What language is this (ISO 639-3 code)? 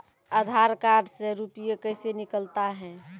mai